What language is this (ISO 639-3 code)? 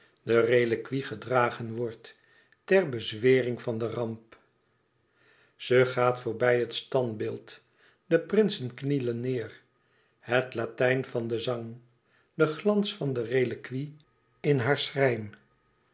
nld